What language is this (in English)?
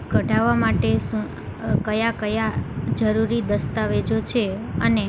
Gujarati